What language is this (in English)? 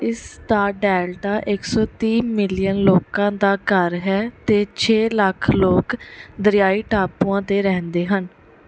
Punjabi